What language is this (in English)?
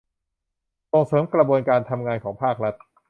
Thai